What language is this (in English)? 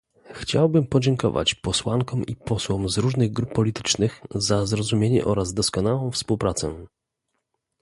Polish